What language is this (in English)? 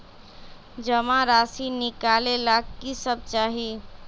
Magahi